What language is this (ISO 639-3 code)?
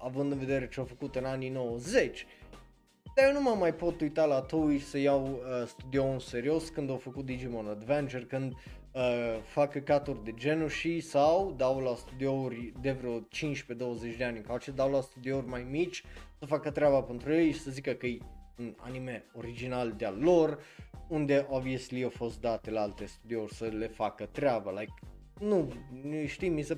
ron